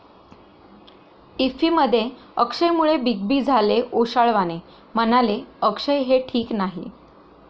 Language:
Marathi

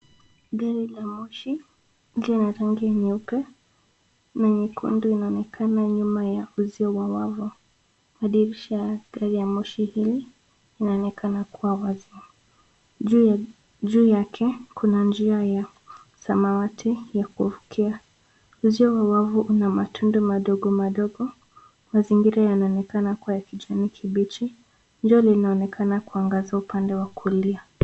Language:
Swahili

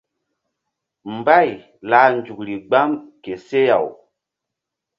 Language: Mbum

